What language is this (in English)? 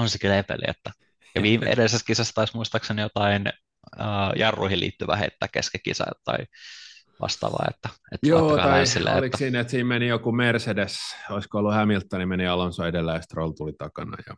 Finnish